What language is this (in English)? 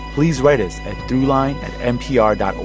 English